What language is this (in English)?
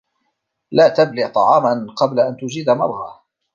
Arabic